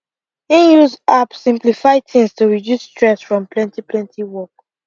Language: Nigerian Pidgin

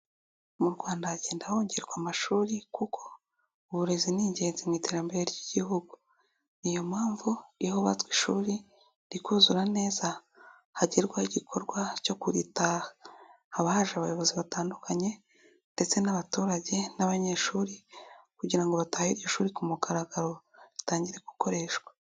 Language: Kinyarwanda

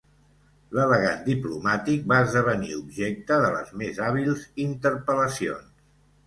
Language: Catalan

